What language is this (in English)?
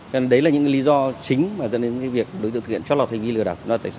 Vietnamese